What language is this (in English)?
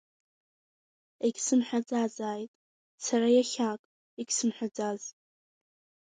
Abkhazian